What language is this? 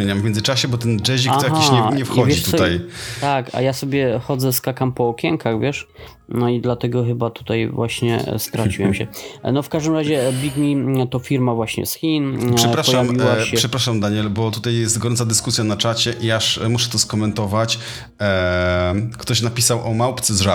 Polish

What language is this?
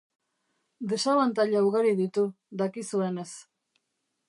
Basque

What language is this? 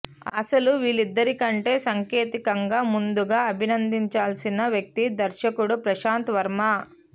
Telugu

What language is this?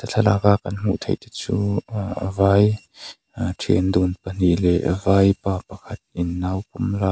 Mizo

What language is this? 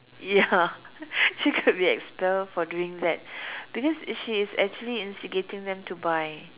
English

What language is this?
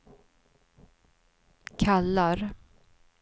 Swedish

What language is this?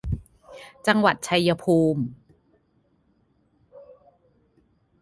Thai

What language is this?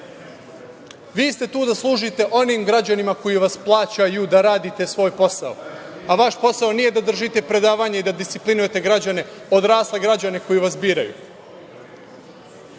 Serbian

